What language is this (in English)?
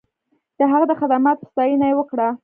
Pashto